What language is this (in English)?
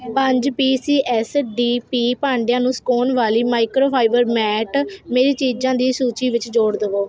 Punjabi